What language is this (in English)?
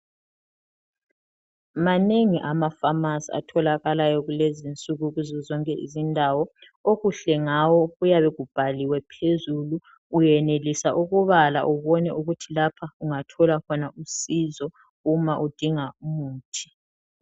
North Ndebele